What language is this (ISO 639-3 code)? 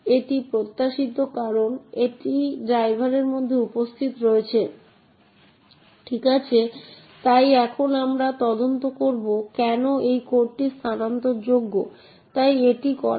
ben